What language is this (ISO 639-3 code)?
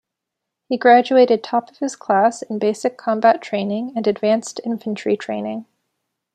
eng